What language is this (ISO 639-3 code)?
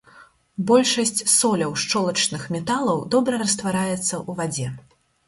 bel